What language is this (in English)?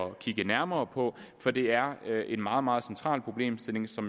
Danish